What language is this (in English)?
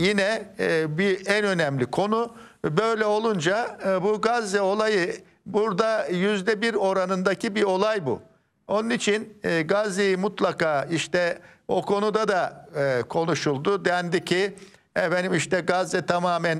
Turkish